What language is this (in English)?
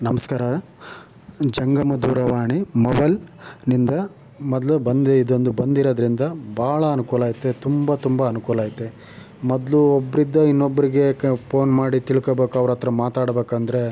Kannada